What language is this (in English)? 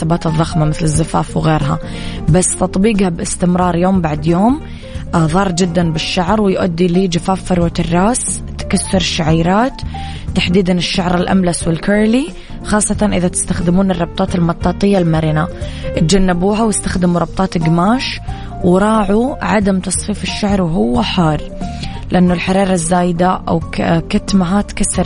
Arabic